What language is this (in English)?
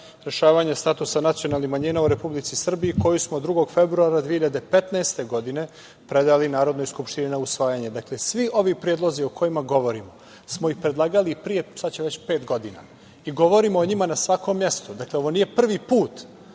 Serbian